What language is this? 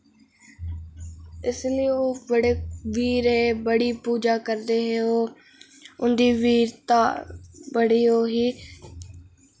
Dogri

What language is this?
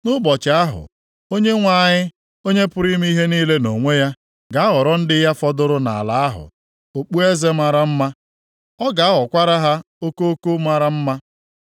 Igbo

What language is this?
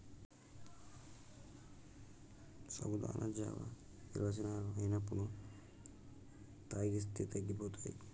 Telugu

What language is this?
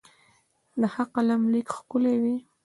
Pashto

